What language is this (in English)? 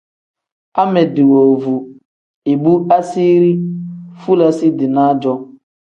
Tem